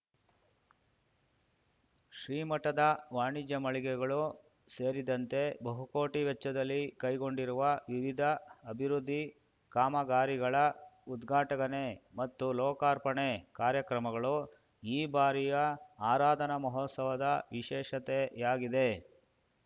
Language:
Kannada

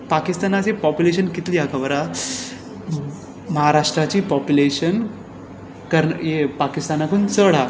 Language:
Konkani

